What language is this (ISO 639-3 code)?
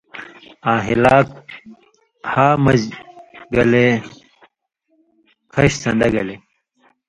mvy